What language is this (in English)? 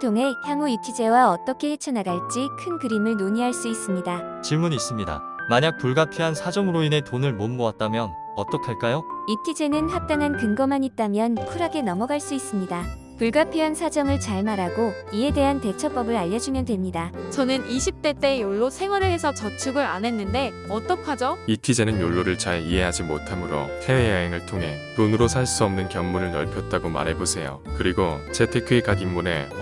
Korean